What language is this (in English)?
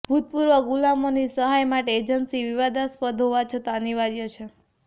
Gujarati